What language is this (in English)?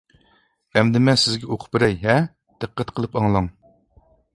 Uyghur